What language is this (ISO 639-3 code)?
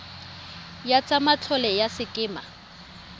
tsn